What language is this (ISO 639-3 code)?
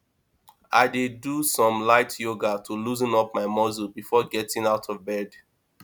pcm